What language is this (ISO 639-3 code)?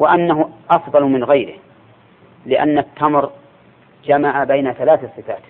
ara